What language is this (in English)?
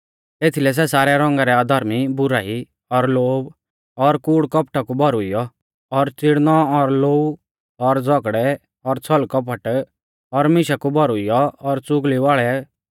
Mahasu Pahari